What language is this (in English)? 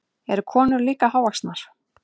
Icelandic